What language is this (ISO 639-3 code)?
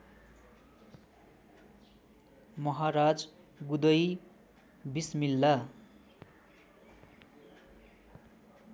nep